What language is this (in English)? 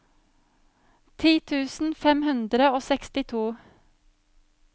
Norwegian